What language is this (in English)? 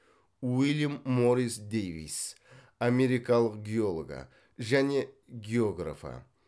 Kazakh